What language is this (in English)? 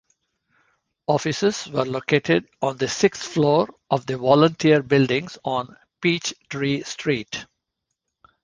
English